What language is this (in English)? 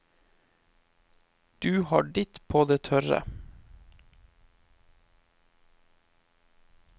Norwegian